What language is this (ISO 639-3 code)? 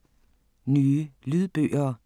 dan